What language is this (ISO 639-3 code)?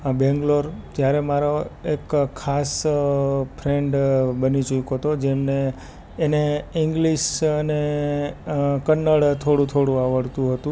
guj